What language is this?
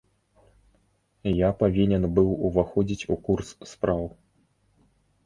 Belarusian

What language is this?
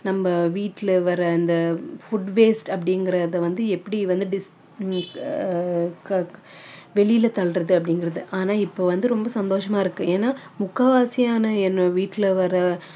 Tamil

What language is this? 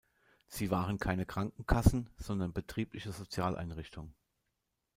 German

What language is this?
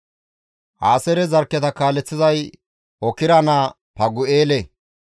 Gamo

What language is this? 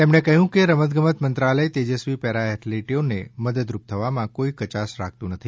Gujarati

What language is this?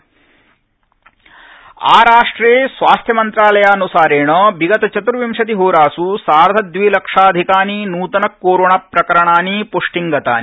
Sanskrit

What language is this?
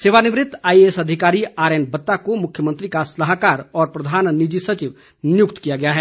Hindi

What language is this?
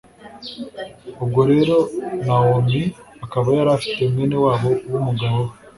Kinyarwanda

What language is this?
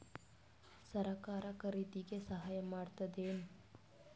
Kannada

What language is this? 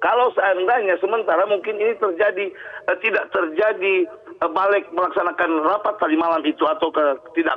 Indonesian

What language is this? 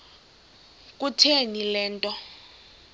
Xhosa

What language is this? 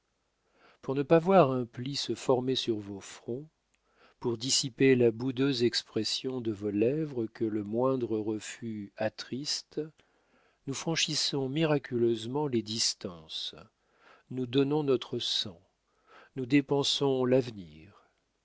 French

